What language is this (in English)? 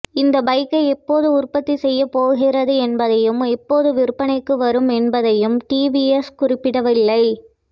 Tamil